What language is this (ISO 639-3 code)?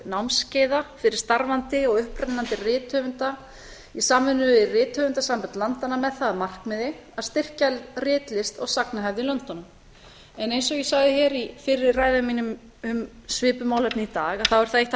isl